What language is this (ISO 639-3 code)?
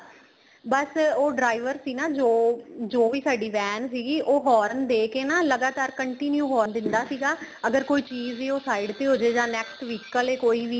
pan